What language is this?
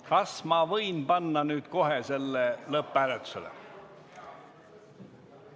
Estonian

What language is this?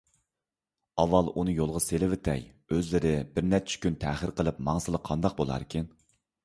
Uyghur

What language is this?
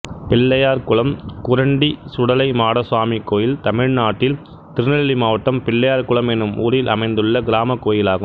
Tamil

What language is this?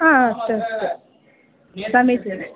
Sanskrit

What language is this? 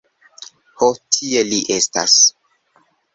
Esperanto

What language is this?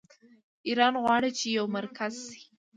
Pashto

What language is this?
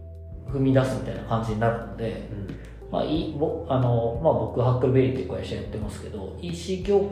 Japanese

